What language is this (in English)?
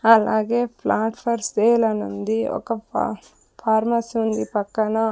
Telugu